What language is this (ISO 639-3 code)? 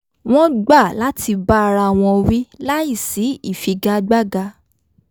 yor